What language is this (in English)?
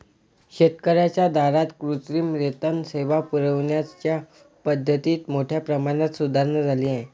Marathi